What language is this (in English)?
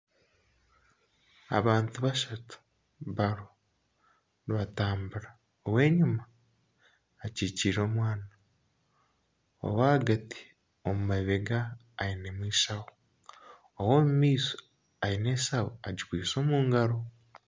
Nyankole